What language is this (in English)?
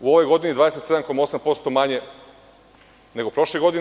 Serbian